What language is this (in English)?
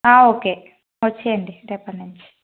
Telugu